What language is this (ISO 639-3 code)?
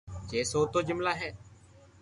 lrk